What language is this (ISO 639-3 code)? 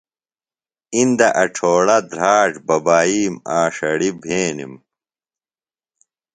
phl